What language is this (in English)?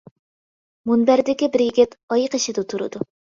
Uyghur